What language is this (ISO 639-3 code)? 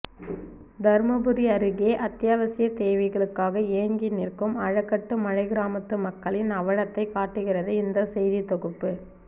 tam